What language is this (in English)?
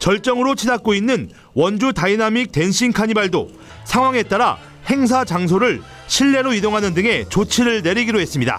Korean